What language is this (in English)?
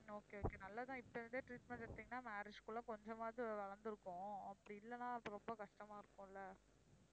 Tamil